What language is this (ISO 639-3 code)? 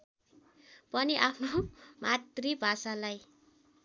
nep